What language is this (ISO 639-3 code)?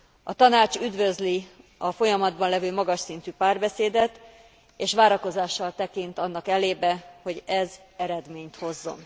hun